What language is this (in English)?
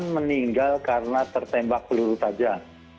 Indonesian